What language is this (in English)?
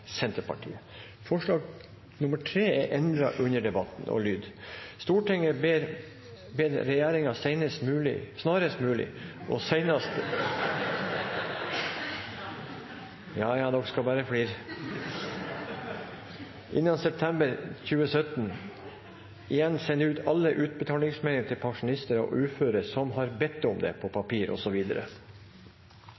Norwegian Nynorsk